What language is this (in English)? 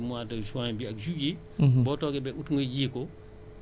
Wolof